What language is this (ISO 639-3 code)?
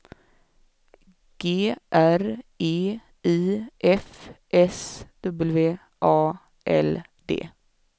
swe